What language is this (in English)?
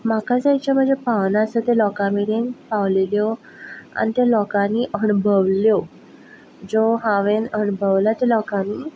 Konkani